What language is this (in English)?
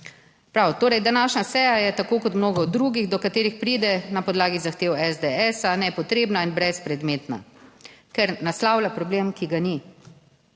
Slovenian